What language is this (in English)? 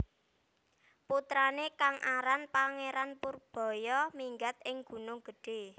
Javanese